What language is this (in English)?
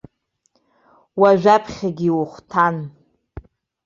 Abkhazian